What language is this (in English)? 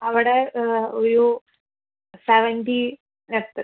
Malayalam